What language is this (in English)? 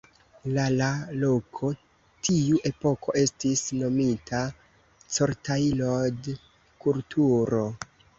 Esperanto